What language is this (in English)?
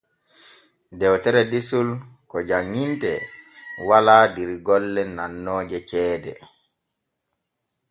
Borgu Fulfulde